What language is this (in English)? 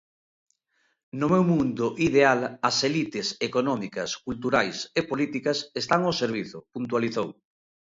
Galician